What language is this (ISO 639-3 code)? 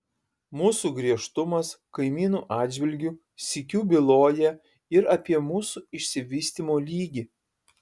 lit